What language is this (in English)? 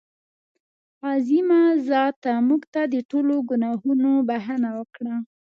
Pashto